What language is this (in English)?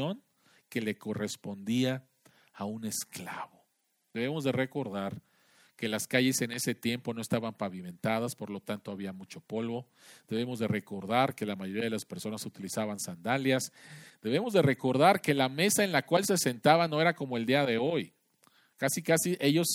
Spanish